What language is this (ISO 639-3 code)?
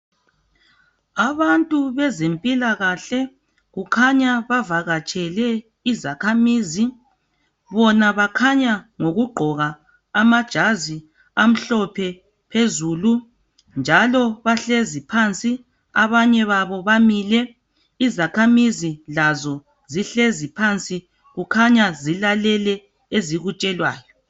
nde